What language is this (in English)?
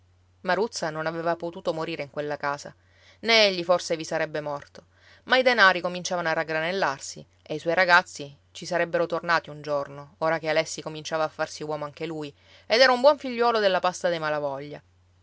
Italian